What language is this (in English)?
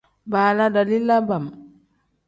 Tem